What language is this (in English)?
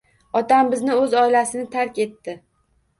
Uzbek